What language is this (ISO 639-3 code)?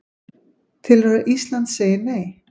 isl